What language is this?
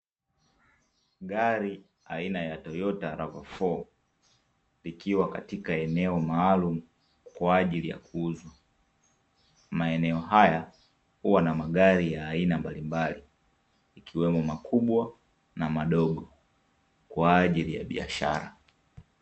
Swahili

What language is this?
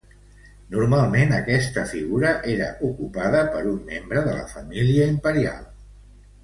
Catalan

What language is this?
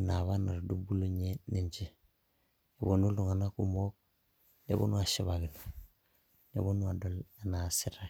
Masai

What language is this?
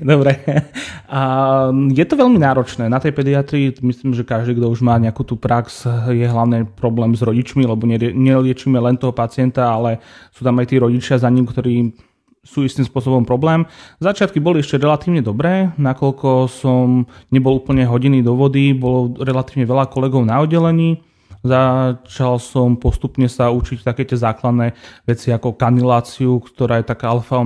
Slovak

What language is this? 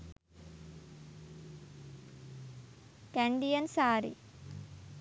Sinhala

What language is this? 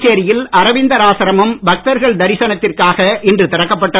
Tamil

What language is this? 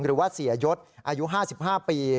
Thai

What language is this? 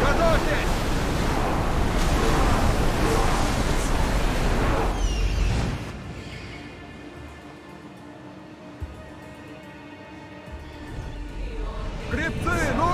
Russian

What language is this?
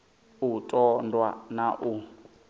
Venda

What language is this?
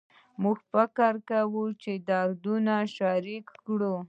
Pashto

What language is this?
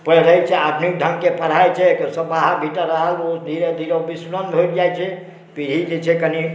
Maithili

